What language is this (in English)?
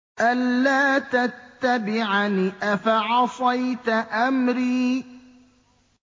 Arabic